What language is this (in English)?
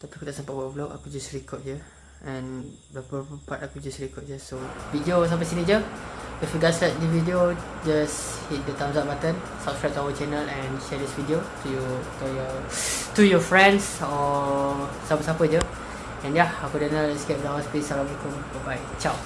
Malay